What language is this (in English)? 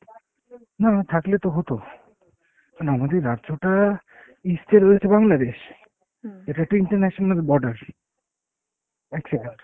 Bangla